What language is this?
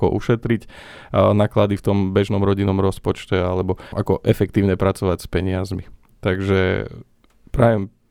Slovak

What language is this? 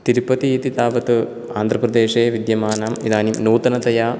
Sanskrit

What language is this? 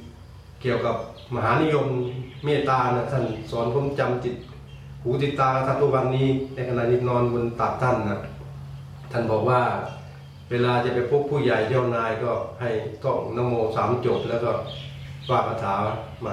Thai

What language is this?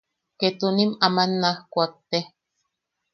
Yaqui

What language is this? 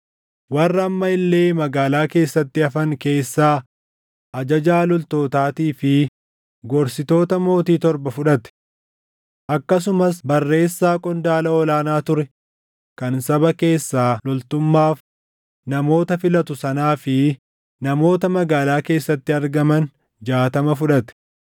Oromo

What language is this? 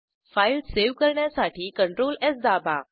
Marathi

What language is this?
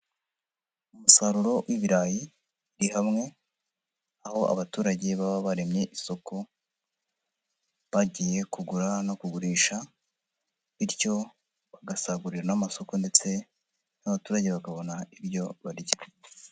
Kinyarwanda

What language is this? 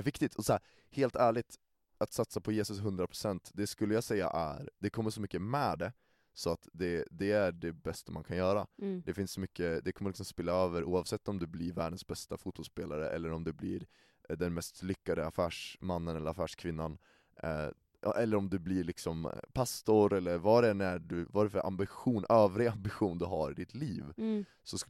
Swedish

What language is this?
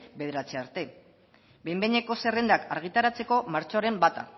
Basque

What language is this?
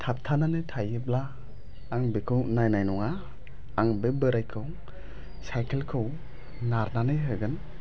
Bodo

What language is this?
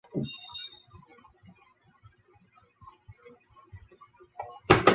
Chinese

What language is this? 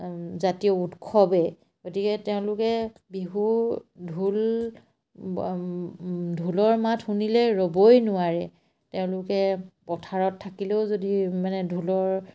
Assamese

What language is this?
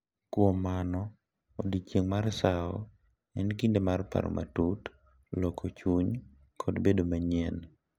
Luo (Kenya and Tanzania)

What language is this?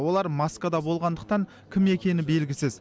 Kazakh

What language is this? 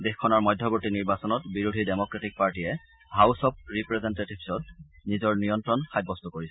Assamese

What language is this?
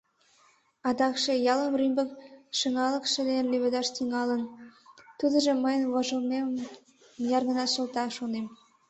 Mari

